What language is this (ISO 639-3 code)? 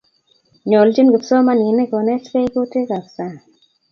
kln